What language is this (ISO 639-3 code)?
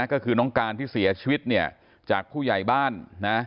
tha